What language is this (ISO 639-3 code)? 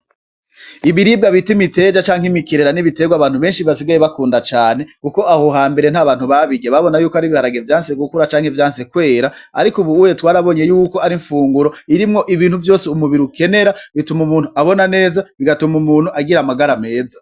run